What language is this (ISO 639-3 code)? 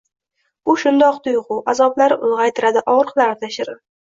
uzb